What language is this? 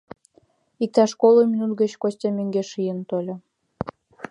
Mari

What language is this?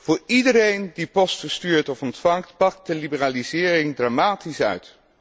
Dutch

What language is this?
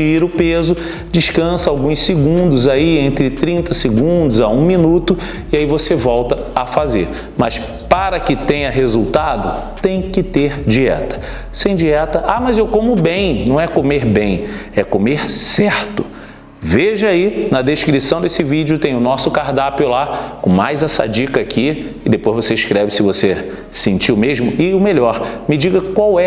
Portuguese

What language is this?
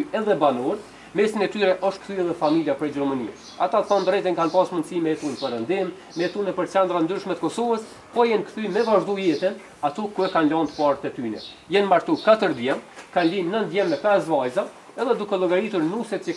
Romanian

